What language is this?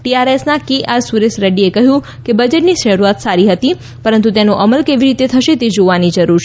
Gujarati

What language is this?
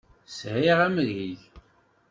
Kabyle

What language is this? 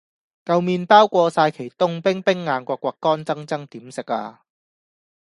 Cantonese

